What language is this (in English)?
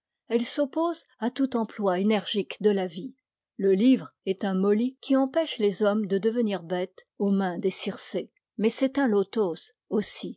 French